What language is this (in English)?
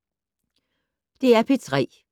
Danish